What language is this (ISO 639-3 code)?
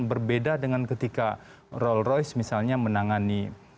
ind